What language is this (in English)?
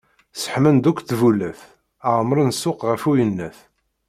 Kabyle